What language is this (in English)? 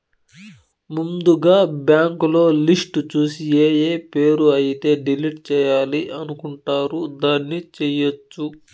Telugu